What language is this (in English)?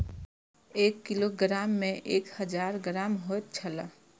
Maithili